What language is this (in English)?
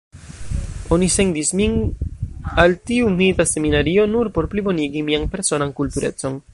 Esperanto